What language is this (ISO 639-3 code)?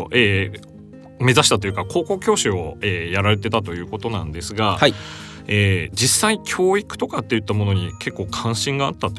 jpn